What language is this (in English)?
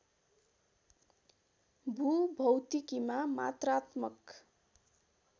Nepali